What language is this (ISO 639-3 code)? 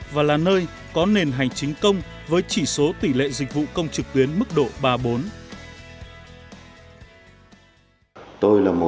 vie